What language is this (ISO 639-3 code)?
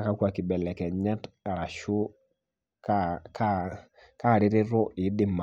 mas